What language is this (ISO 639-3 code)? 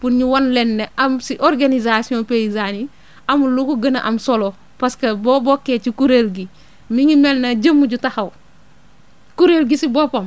wol